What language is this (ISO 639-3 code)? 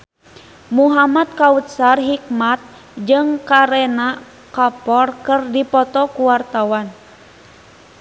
sun